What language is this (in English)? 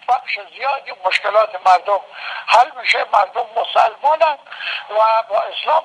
Persian